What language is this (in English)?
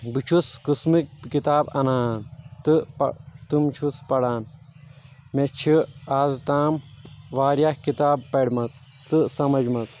Kashmiri